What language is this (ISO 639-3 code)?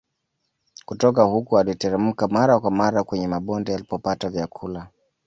swa